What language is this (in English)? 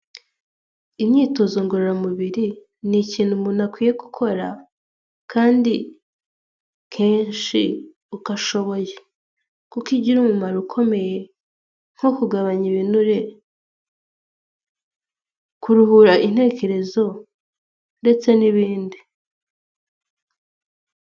Kinyarwanda